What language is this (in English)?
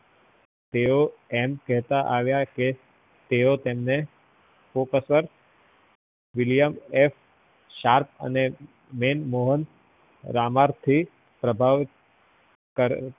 Gujarati